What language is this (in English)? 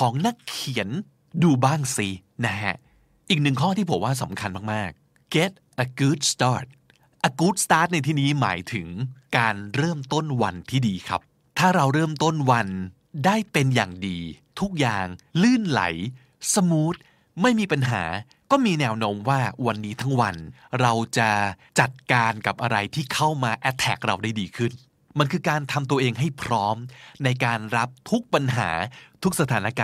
Thai